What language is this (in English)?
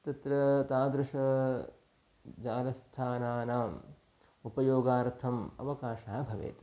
Sanskrit